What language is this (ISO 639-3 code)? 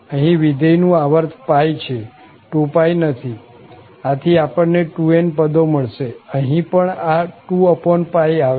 guj